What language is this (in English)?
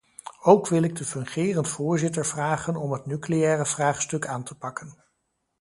Dutch